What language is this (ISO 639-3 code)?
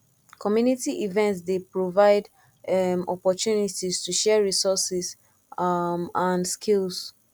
pcm